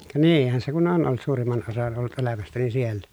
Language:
Finnish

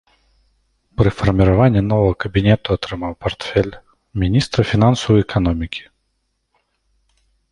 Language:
Belarusian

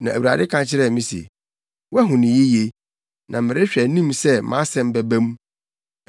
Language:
Akan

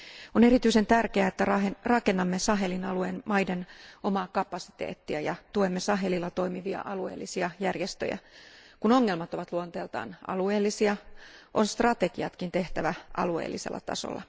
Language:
Finnish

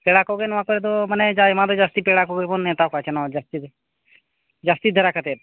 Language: Santali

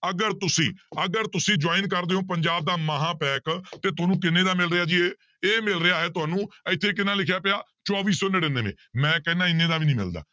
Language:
Punjabi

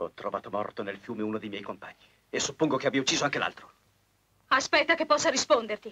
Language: Italian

